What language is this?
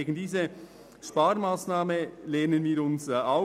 Swiss German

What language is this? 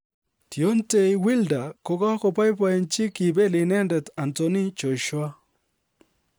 Kalenjin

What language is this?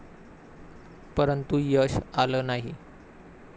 Marathi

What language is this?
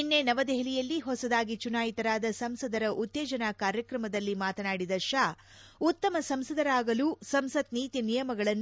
Kannada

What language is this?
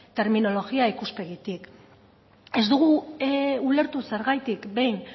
Basque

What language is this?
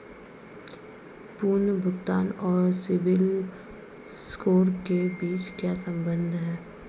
Hindi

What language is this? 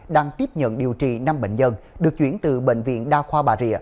Vietnamese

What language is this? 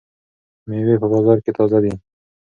Pashto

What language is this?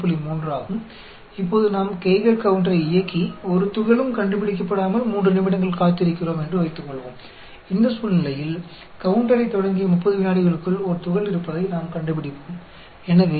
Hindi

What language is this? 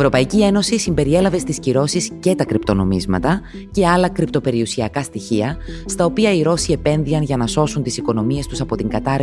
Greek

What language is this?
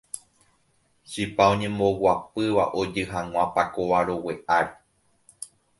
Guarani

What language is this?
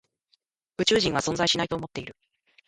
Japanese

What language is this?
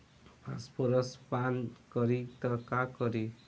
Bhojpuri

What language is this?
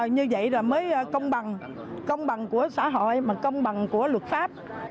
Vietnamese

